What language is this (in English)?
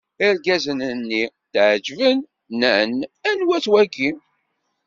Kabyle